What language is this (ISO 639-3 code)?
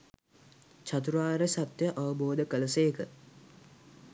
sin